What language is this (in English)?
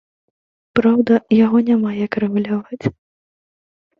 Belarusian